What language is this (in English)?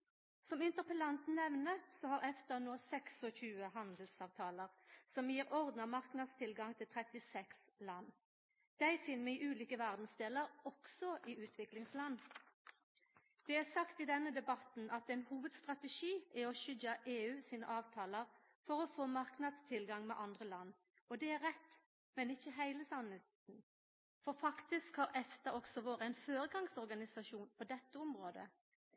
Norwegian Nynorsk